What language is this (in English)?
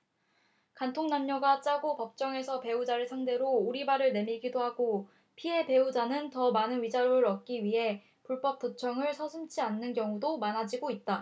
Korean